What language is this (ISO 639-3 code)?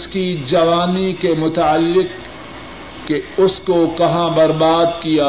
urd